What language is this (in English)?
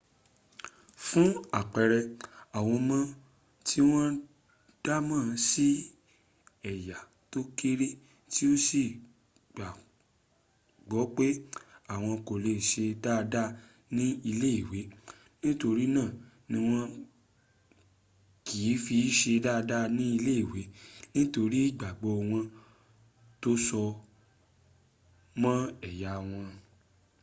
Yoruba